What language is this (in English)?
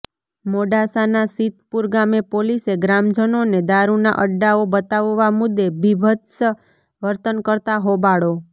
Gujarati